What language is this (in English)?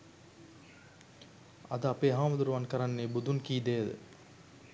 Sinhala